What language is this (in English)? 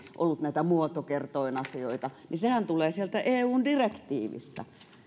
Finnish